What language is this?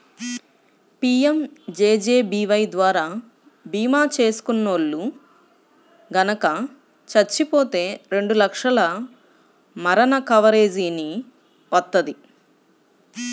Telugu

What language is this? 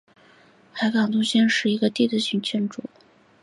Chinese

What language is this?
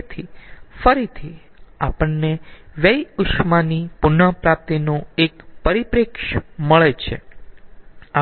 Gujarati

